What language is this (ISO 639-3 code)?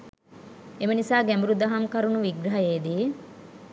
sin